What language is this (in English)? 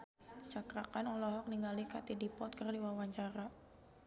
Sundanese